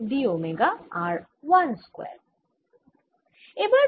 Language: Bangla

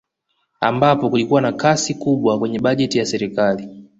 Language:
Swahili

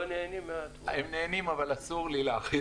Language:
Hebrew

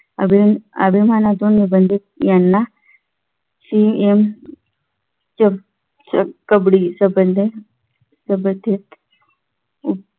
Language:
Marathi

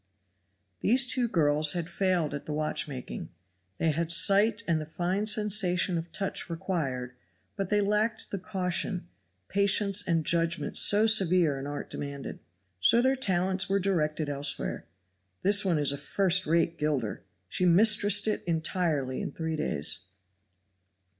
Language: English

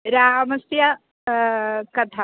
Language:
Sanskrit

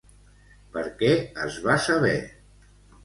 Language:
Catalan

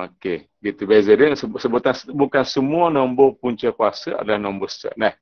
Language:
Malay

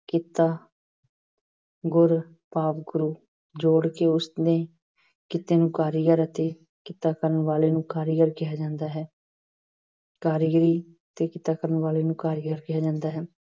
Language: Punjabi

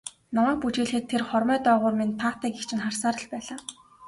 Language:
Mongolian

